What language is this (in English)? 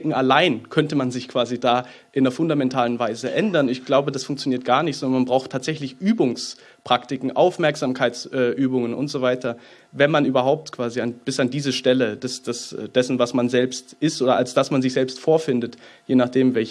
German